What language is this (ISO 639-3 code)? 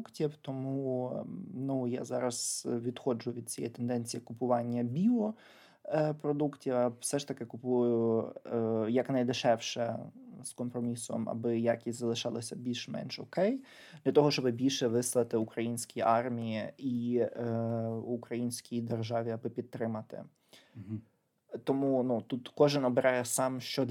ukr